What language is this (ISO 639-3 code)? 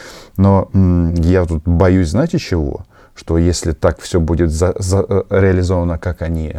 rus